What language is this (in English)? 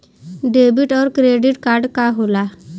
Bhojpuri